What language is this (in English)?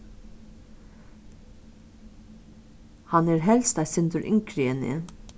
Faroese